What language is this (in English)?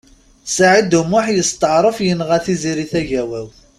Kabyle